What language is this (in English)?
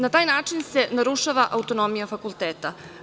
Serbian